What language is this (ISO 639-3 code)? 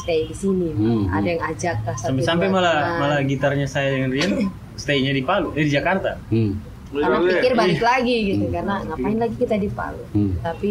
ind